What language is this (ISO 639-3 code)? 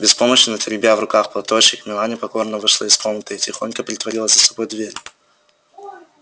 rus